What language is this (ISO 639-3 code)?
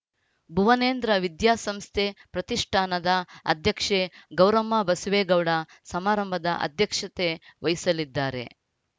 kan